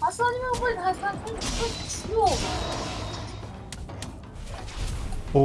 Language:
Korean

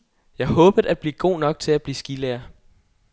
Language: Danish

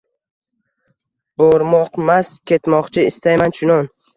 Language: Uzbek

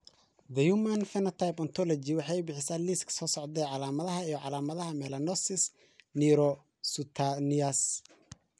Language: Somali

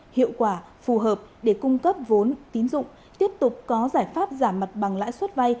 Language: Vietnamese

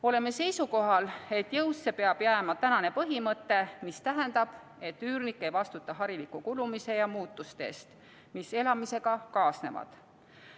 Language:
Estonian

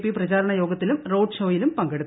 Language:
Malayalam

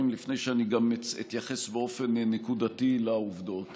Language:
Hebrew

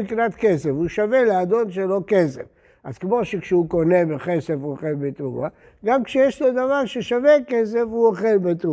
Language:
Hebrew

